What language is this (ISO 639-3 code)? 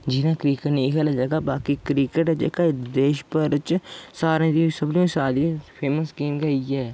doi